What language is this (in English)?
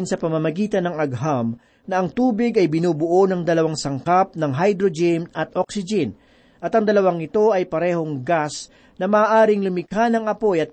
Filipino